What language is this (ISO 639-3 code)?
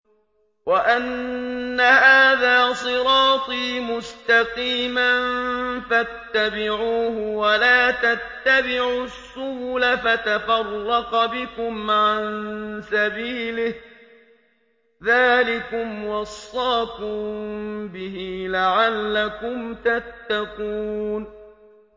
ara